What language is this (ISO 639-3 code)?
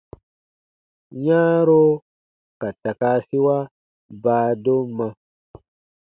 bba